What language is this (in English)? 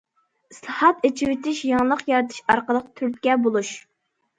Uyghur